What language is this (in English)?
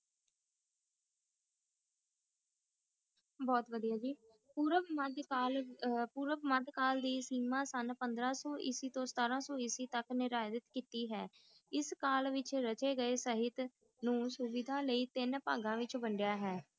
Punjabi